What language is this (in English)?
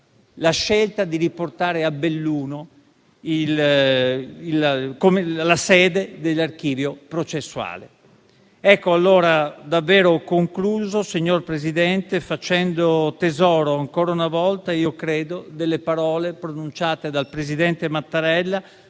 Italian